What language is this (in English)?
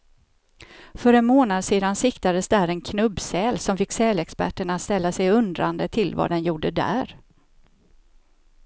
Swedish